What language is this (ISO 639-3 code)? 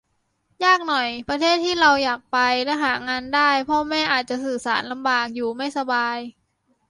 tha